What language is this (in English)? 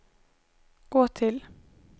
Swedish